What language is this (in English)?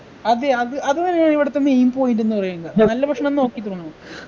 Malayalam